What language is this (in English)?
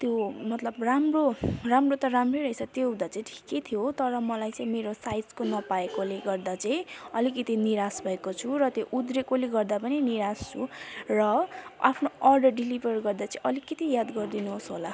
Nepali